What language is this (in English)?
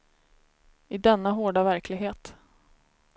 Swedish